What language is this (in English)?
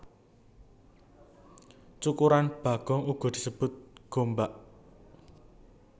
Javanese